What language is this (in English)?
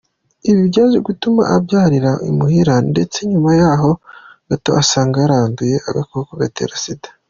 Kinyarwanda